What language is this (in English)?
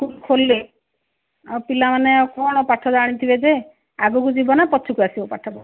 Odia